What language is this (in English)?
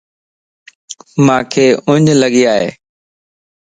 Lasi